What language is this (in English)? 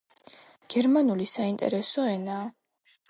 Georgian